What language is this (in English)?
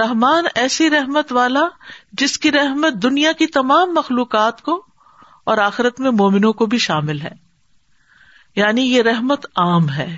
Urdu